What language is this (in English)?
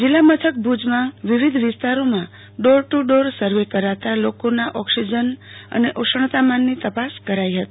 Gujarati